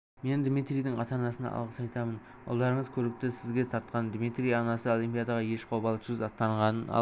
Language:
Kazakh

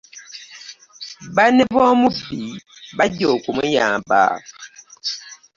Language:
Ganda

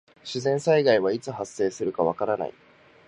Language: Japanese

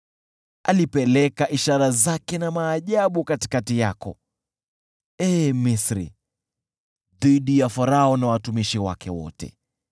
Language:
Swahili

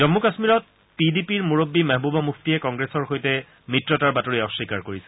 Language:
Assamese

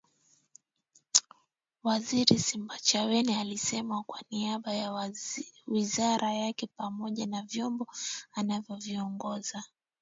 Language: Swahili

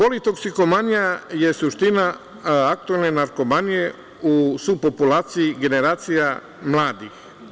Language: Serbian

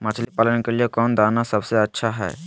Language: Magahi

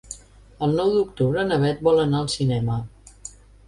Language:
Catalan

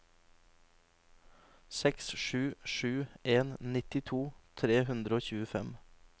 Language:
Norwegian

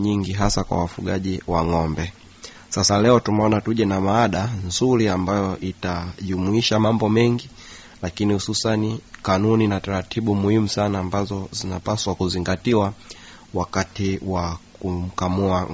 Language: Swahili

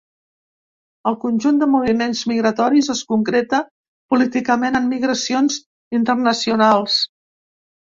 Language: Catalan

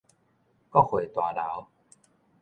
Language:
Min Nan Chinese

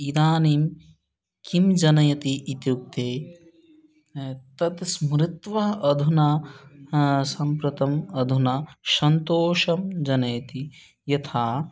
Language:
Sanskrit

